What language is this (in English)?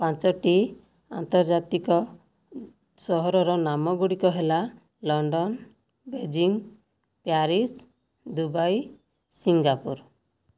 Odia